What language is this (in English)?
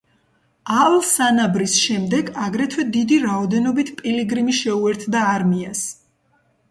Georgian